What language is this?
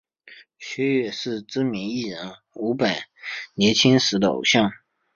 Chinese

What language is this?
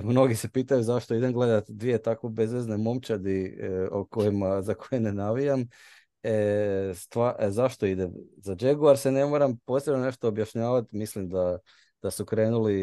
Croatian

